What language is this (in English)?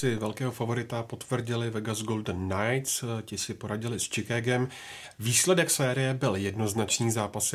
Czech